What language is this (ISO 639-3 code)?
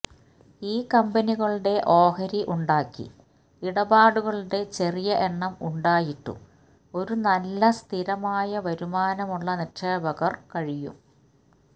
mal